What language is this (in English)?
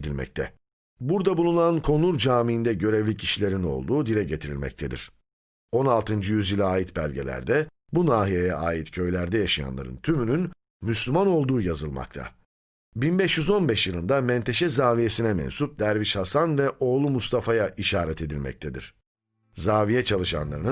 Turkish